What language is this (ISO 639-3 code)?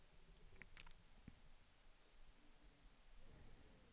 swe